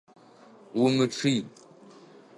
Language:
Adyghe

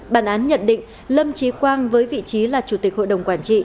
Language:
Vietnamese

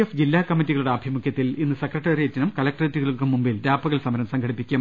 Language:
Malayalam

